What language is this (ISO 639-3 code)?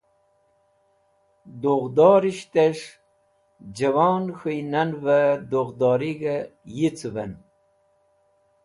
wbl